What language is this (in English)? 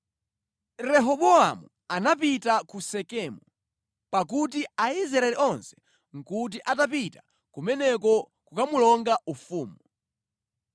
Nyanja